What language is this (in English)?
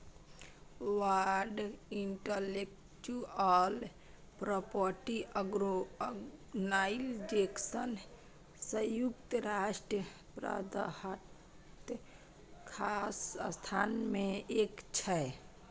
Maithili